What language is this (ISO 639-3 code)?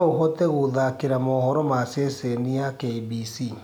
kik